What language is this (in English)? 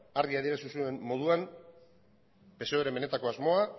Basque